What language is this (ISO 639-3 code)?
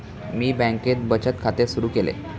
mar